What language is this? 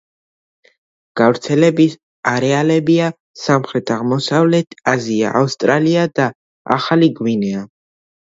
Georgian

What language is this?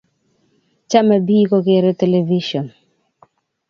Kalenjin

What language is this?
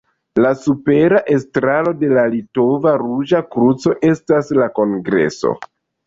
Esperanto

